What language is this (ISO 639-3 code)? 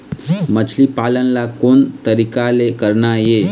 hne